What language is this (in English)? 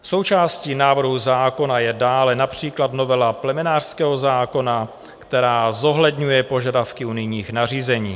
Czech